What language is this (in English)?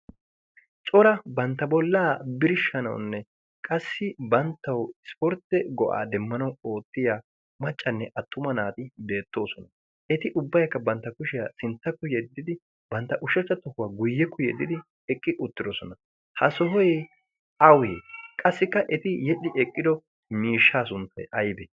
Wolaytta